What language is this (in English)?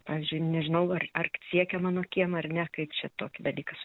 Lithuanian